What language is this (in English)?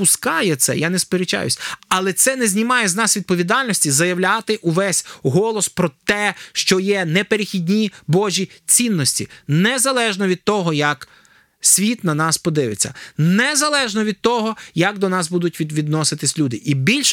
Ukrainian